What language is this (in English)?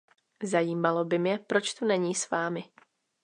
Czech